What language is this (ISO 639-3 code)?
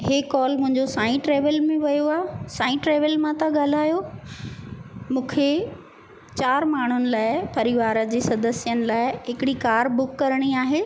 snd